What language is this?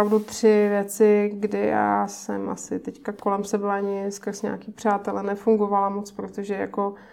Czech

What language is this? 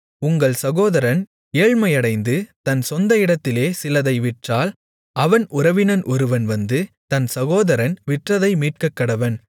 Tamil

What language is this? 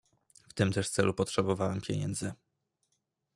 Polish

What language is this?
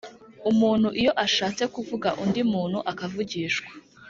Kinyarwanda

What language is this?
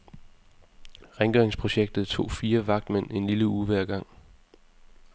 Danish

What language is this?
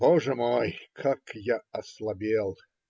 Russian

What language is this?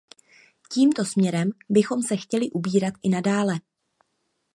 Czech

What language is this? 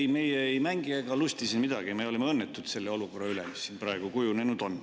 Estonian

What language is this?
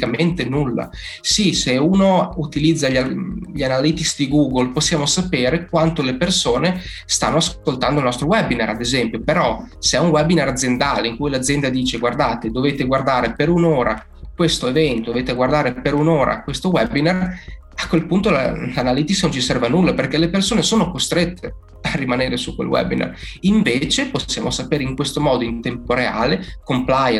Italian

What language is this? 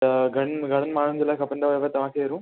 Sindhi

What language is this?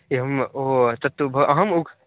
Sanskrit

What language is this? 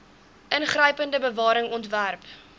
Afrikaans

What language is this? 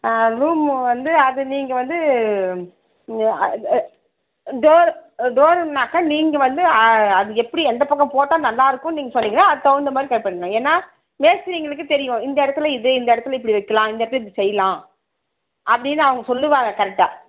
Tamil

